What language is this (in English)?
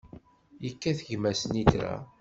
Kabyle